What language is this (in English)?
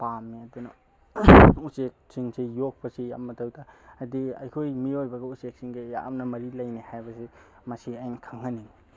Manipuri